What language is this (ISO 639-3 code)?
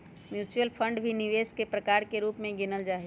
mag